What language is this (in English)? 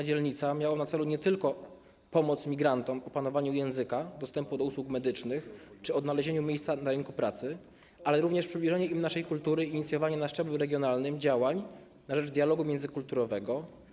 Polish